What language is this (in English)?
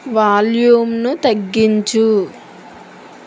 Telugu